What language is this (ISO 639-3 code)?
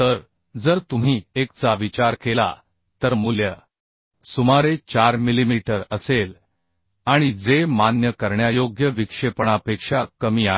mar